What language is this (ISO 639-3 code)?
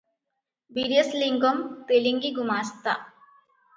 ori